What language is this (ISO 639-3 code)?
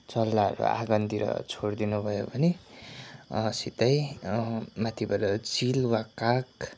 nep